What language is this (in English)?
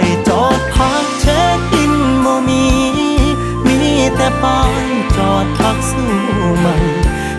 Thai